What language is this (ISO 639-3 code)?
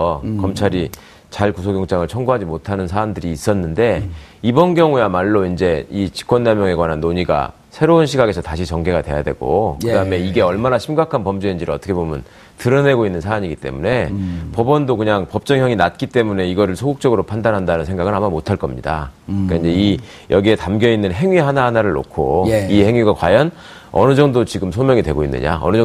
kor